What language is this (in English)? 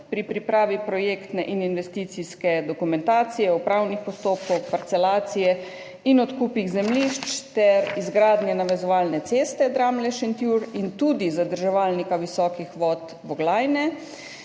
Slovenian